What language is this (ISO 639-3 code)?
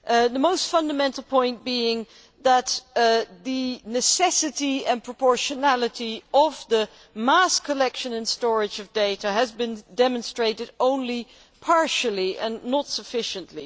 eng